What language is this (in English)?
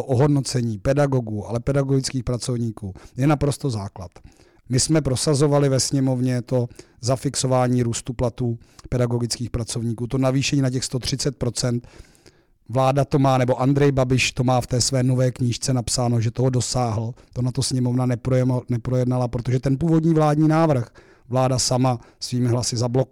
Czech